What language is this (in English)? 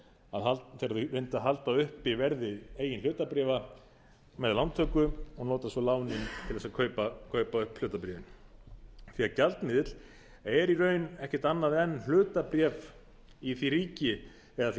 Icelandic